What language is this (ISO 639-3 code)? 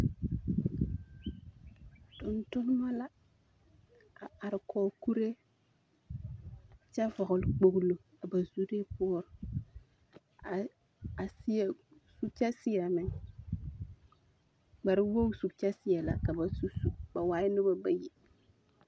dga